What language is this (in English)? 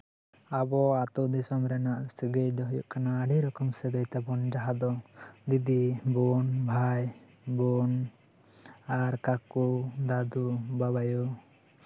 Santali